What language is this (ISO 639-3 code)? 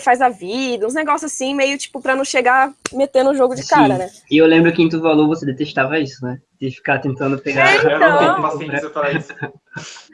por